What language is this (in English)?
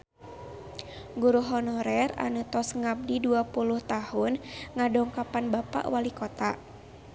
Sundanese